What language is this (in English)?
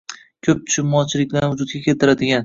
Uzbek